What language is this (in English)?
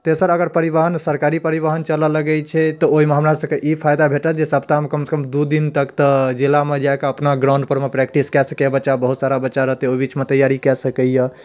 Maithili